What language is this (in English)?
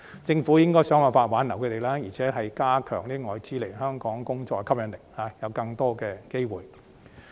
Cantonese